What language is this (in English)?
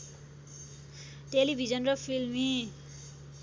Nepali